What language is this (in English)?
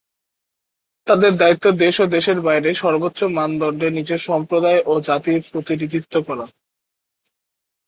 Bangla